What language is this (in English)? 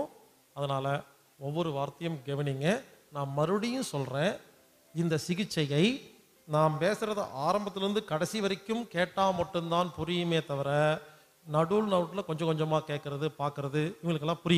Tamil